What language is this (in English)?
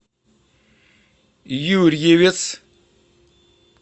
Russian